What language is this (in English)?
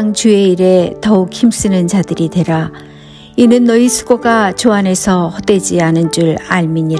Korean